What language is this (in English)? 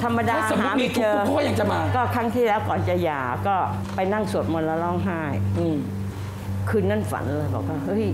Thai